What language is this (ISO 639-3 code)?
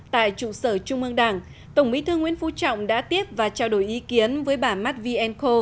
vie